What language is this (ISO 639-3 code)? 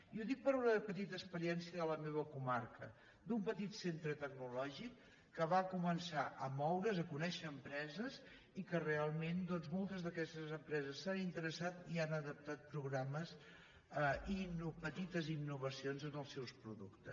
cat